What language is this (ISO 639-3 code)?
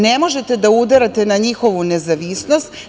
srp